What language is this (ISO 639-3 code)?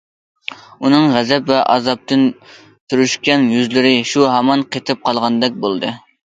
uig